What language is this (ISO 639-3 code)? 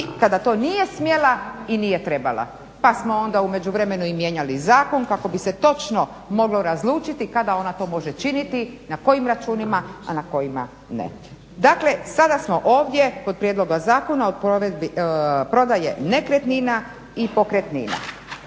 hrv